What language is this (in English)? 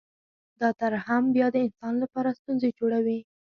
Pashto